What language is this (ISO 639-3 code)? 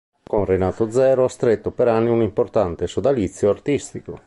ita